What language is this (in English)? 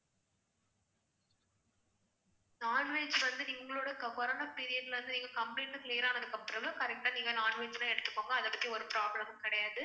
Tamil